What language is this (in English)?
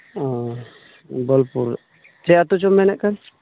Santali